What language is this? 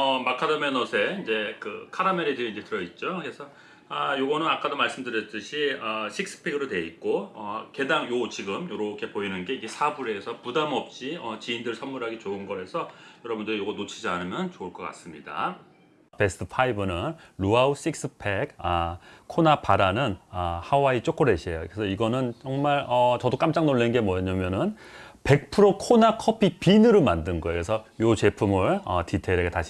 Korean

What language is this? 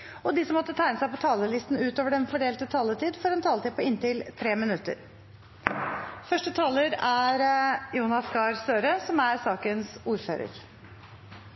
Norwegian Bokmål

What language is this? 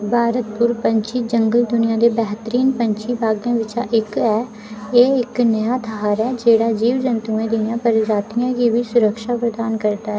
Dogri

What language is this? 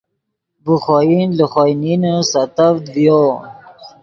Yidgha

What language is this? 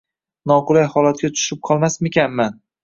Uzbek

